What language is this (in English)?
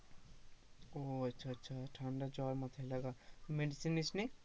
Bangla